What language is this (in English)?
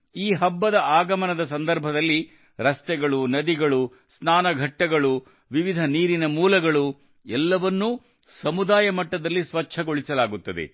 Kannada